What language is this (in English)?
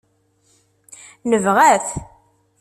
Kabyle